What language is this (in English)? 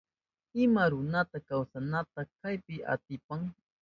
Southern Pastaza Quechua